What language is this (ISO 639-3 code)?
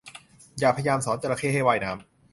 tha